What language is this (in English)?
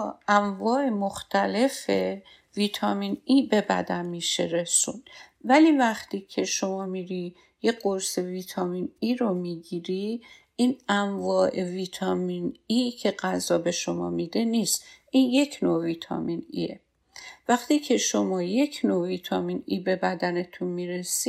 Persian